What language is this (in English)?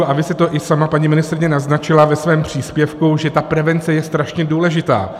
Czech